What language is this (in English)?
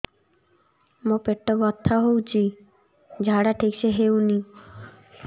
Odia